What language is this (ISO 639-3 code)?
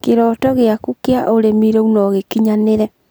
kik